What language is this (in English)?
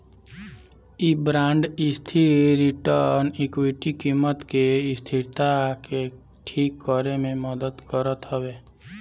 Bhojpuri